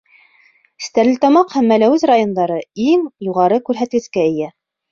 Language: Bashkir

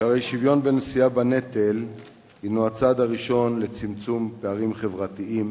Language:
Hebrew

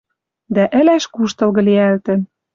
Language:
Western Mari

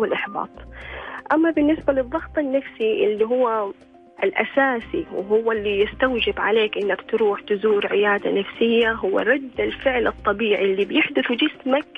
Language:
Arabic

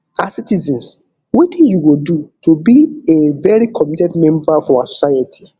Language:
Nigerian Pidgin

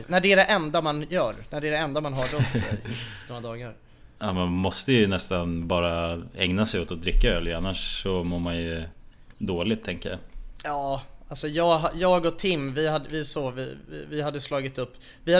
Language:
Swedish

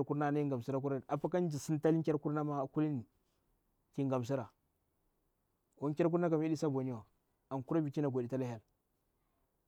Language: Bura-Pabir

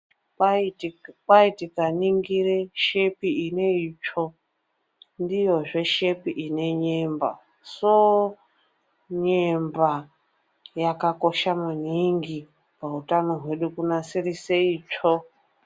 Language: Ndau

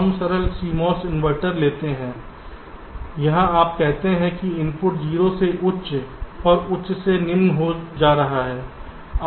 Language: Hindi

